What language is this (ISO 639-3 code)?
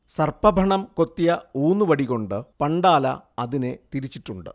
mal